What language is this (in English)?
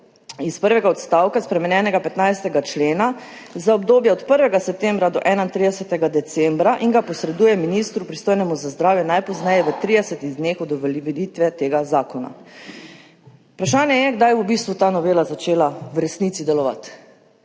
Slovenian